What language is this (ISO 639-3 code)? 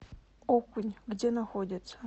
rus